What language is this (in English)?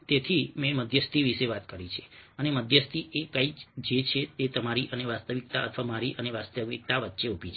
Gujarati